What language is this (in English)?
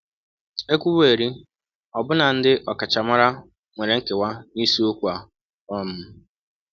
Igbo